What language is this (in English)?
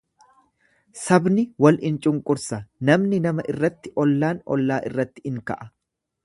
Oromo